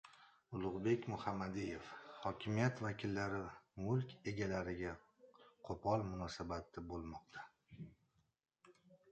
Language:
Uzbek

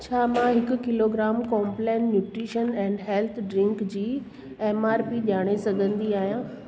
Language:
Sindhi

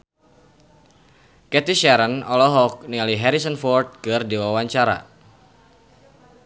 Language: Sundanese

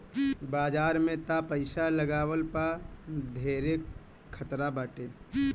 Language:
Bhojpuri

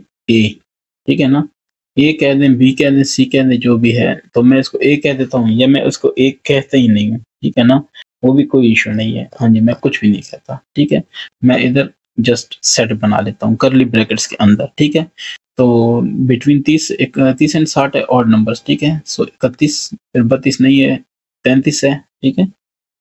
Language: Hindi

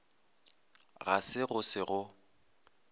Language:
Northern Sotho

